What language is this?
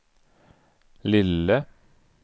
Swedish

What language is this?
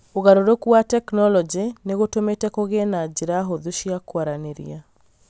Kikuyu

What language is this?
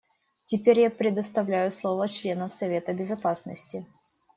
Russian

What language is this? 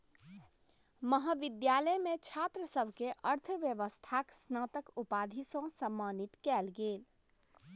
Maithili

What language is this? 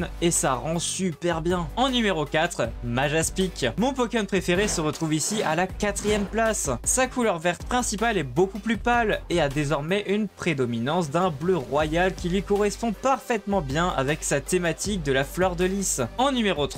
French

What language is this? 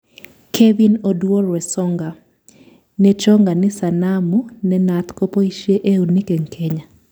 Kalenjin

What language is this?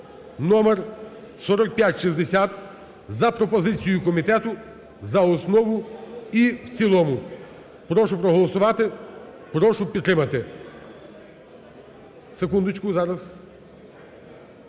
Ukrainian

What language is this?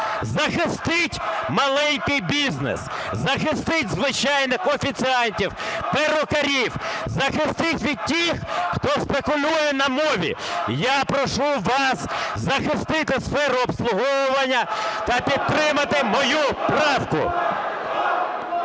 Ukrainian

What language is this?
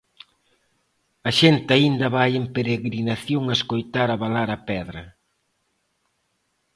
Galician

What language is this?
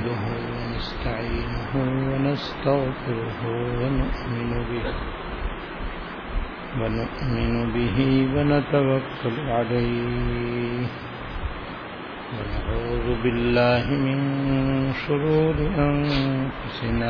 Urdu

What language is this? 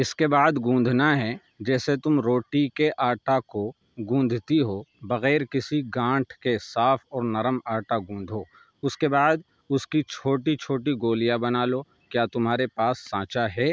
Urdu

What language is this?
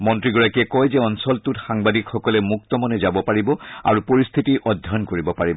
Assamese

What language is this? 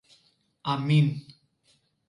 Greek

